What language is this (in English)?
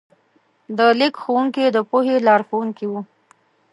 Pashto